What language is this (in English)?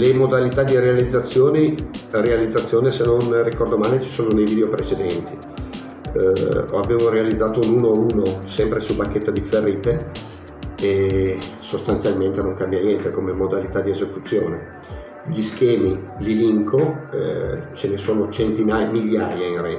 Italian